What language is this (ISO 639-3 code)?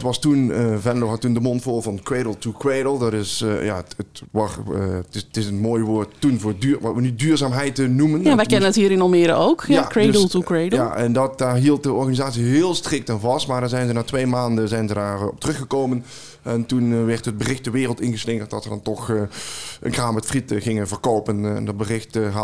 nld